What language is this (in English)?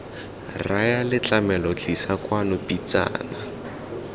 Tswana